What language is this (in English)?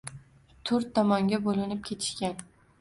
Uzbek